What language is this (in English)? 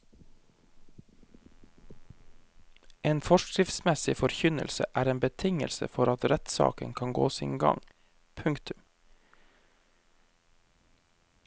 Norwegian